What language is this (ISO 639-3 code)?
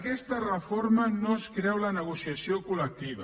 cat